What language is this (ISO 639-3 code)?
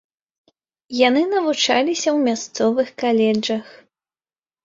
bel